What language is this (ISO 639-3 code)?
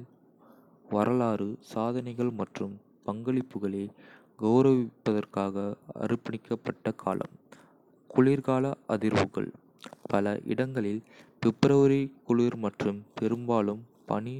kfe